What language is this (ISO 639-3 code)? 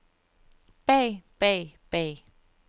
dan